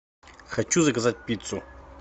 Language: Russian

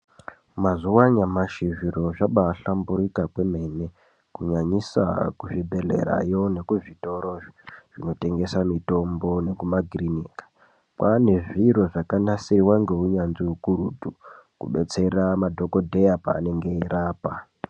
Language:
Ndau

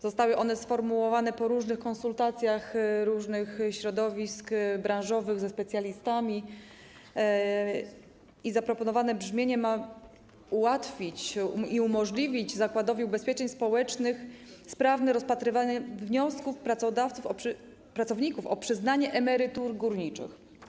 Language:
Polish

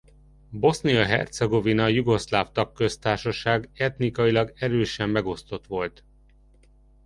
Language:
Hungarian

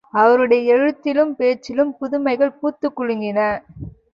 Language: Tamil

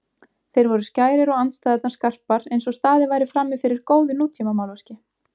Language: Icelandic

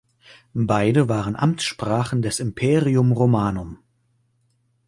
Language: German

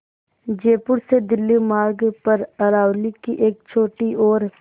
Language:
Hindi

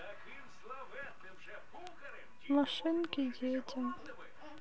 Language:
Russian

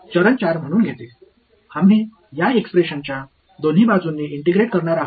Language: Marathi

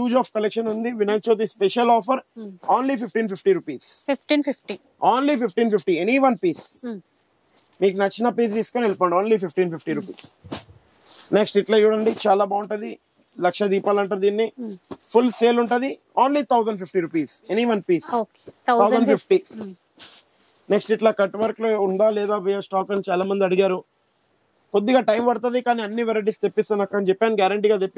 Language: Telugu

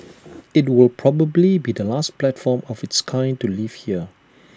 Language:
English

